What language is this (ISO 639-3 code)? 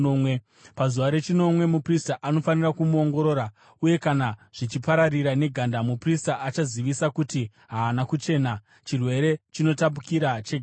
sna